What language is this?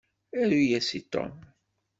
Kabyle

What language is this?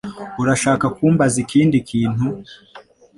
Kinyarwanda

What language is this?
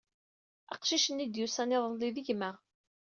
Kabyle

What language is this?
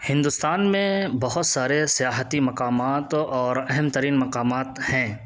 Urdu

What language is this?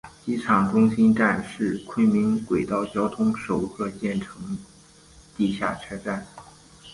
Chinese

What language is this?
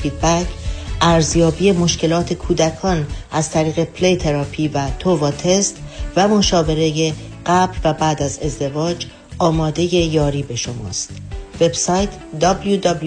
Persian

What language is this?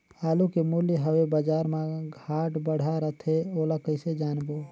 Chhattisgarhi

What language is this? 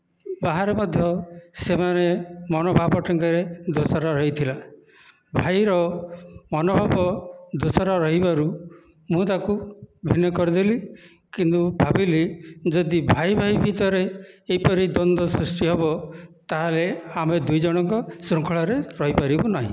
Odia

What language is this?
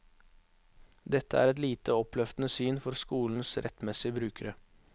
Norwegian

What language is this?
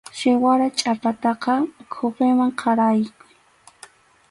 Arequipa-La Unión Quechua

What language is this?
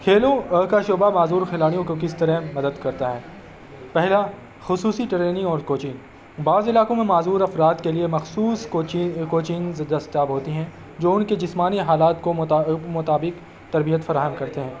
Urdu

